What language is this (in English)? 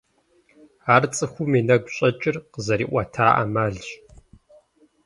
Kabardian